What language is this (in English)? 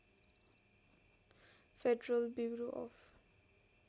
Nepali